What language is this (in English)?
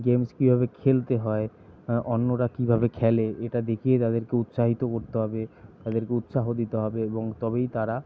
Bangla